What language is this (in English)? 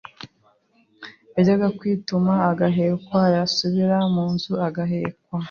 Kinyarwanda